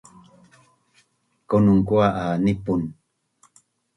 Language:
Bunun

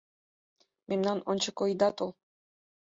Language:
Mari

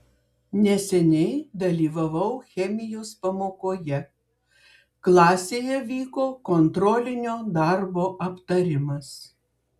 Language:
Lithuanian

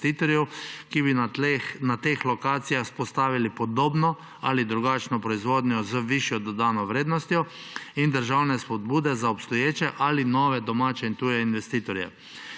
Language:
Slovenian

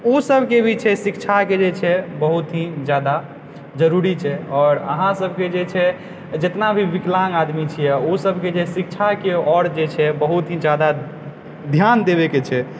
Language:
Maithili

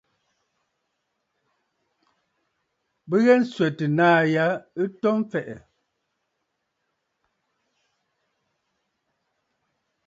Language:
Bafut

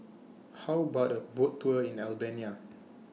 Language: English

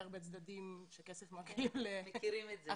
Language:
Hebrew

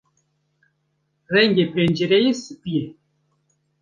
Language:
Kurdish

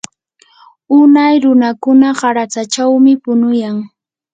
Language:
Yanahuanca Pasco Quechua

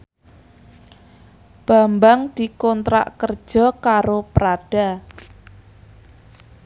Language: Javanese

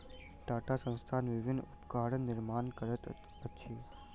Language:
Maithili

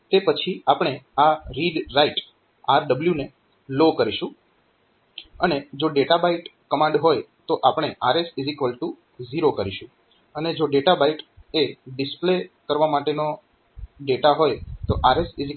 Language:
Gujarati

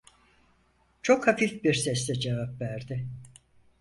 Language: Turkish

